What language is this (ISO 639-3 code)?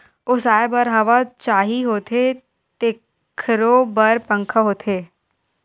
hne